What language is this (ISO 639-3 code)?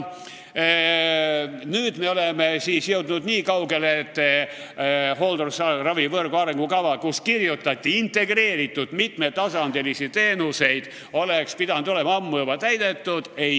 est